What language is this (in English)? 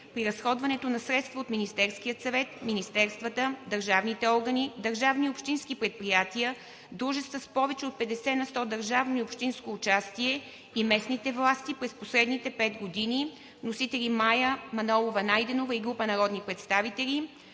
Bulgarian